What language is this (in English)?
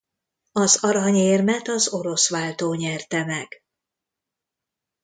Hungarian